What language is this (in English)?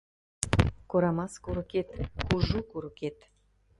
Mari